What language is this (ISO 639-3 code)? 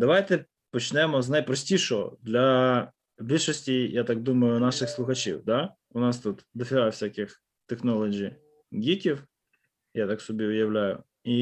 ukr